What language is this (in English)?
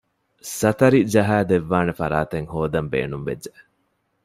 Divehi